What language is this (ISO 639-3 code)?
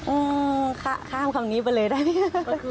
tha